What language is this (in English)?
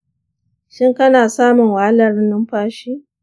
Hausa